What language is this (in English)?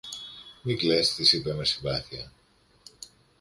Greek